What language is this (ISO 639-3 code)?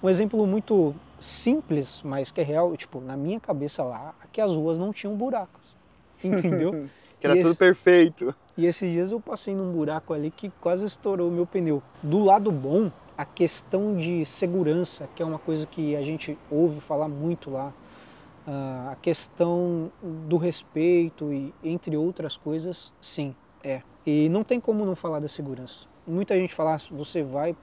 por